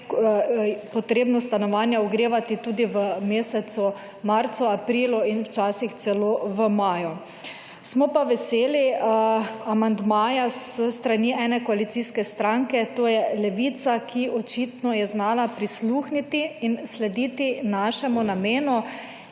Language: Slovenian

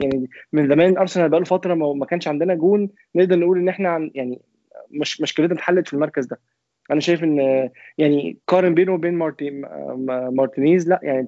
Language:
Arabic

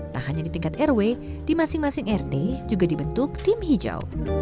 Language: Indonesian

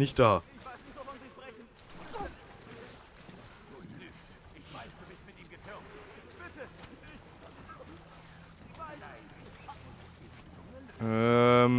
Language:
German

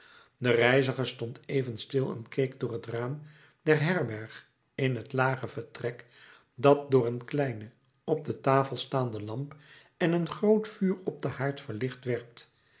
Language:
Dutch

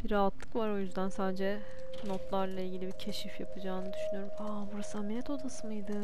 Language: Turkish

